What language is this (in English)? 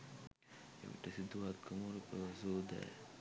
Sinhala